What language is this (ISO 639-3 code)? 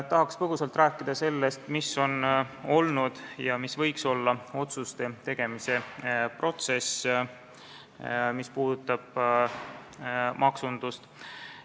est